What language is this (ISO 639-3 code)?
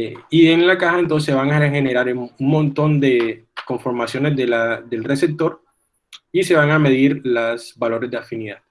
spa